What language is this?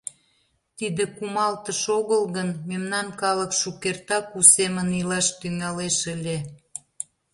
Mari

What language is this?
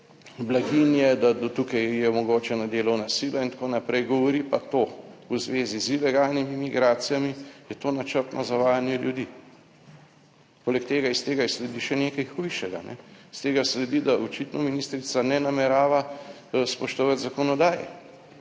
Slovenian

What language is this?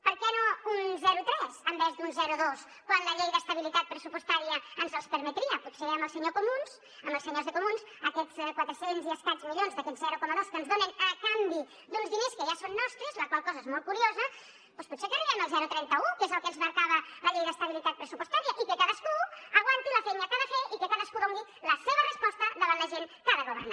Catalan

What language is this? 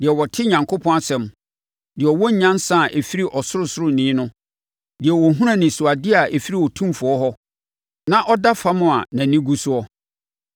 Akan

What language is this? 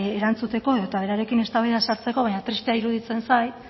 Basque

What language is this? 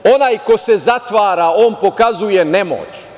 Serbian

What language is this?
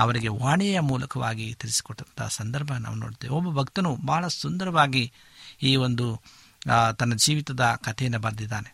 Kannada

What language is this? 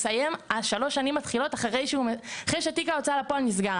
Hebrew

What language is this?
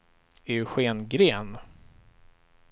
Swedish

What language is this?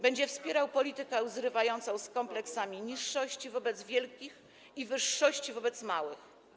Polish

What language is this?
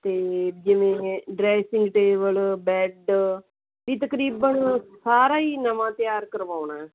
Punjabi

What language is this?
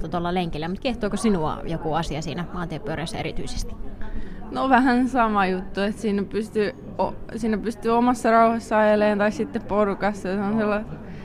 Finnish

